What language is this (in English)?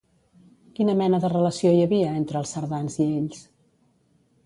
Catalan